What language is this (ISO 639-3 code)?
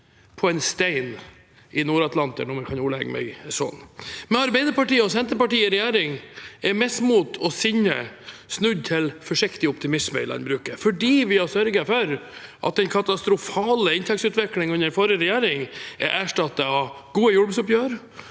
nor